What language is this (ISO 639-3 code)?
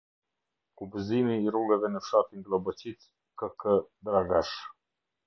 sqi